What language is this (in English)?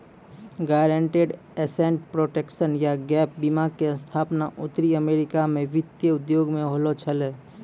Maithili